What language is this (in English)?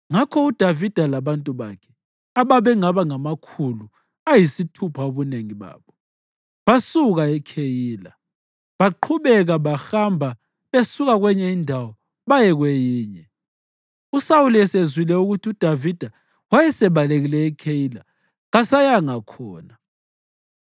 North Ndebele